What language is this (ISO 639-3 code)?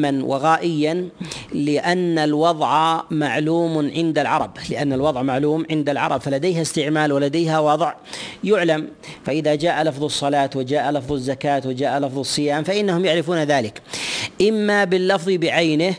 ara